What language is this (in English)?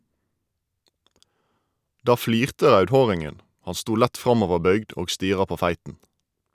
Norwegian